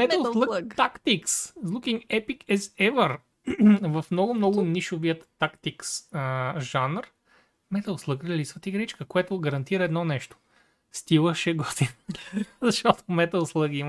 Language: Bulgarian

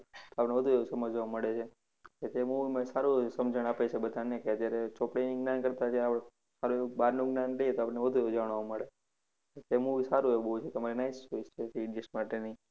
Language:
Gujarati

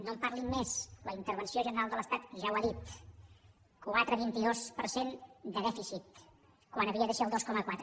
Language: Catalan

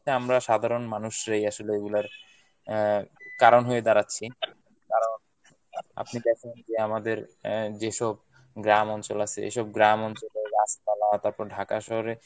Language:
Bangla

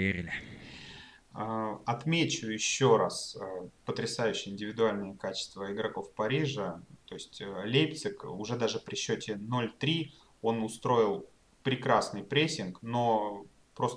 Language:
Russian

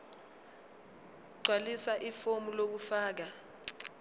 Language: Zulu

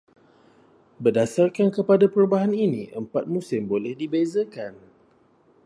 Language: Malay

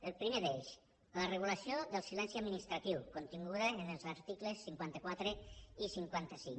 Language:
Catalan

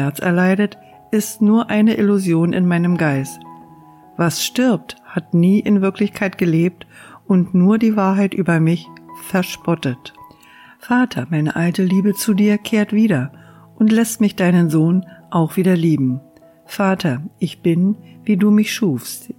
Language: German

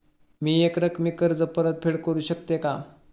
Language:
Marathi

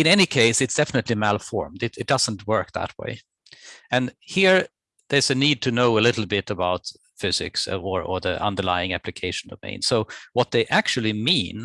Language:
English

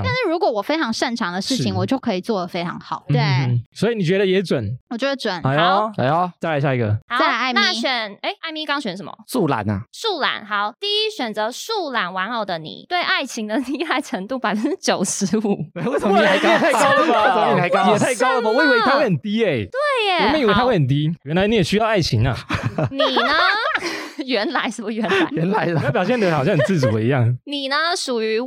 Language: Chinese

